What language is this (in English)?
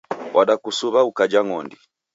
Taita